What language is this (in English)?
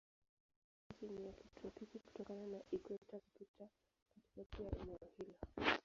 Swahili